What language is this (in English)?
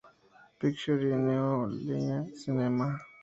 Spanish